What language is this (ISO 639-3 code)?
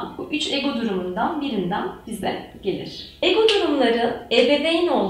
tur